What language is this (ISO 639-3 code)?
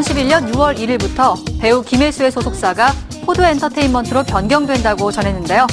kor